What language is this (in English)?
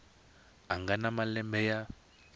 Tsonga